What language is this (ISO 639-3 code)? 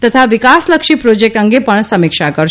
guj